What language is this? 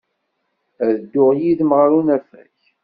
Kabyle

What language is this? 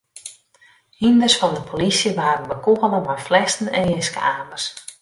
Western Frisian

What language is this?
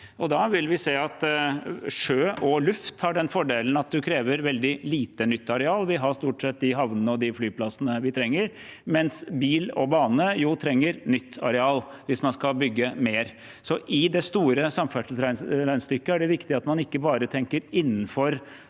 Norwegian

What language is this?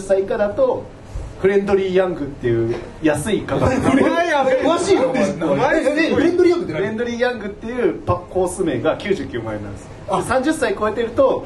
Japanese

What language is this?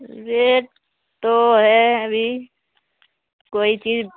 Urdu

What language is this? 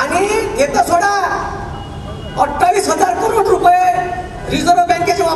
Marathi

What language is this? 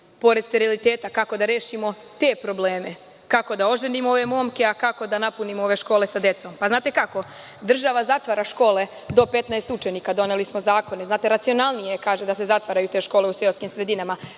Serbian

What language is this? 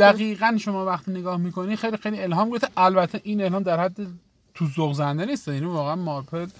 Persian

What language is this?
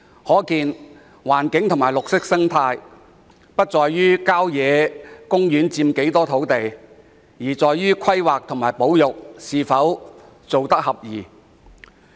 Cantonese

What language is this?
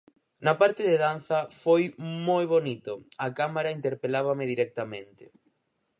Galician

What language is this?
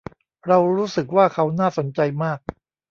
Thai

